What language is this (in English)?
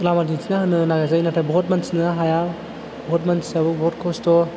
Bodo